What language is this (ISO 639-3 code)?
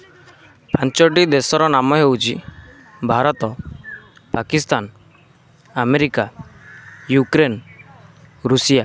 ori